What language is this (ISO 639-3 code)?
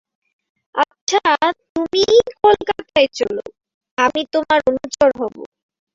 ben